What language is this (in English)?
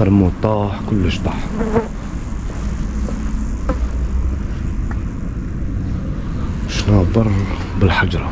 Arabic